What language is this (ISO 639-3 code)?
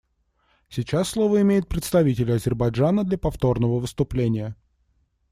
rus